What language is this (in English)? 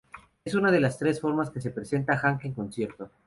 Spanish